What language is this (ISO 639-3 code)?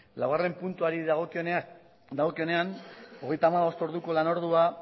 eus